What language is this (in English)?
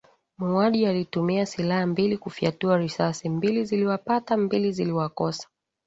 Swahili